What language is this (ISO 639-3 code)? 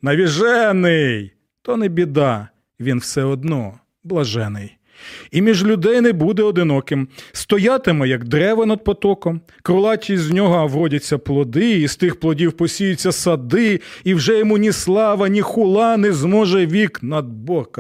ukr